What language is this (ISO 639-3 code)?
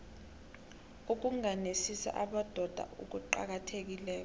nbl